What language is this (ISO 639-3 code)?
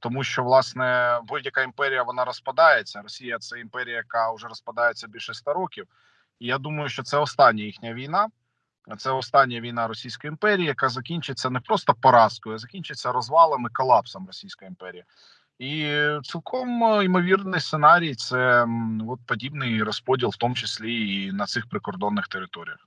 ukr